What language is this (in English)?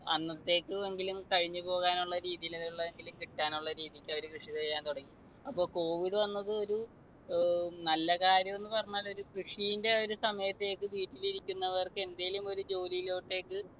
Malayalam